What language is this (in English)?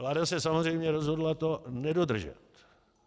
Czech